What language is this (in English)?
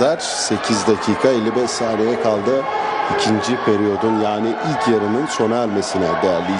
Turkish